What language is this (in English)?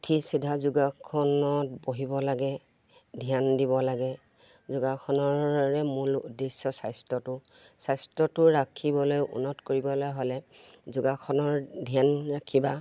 Assamese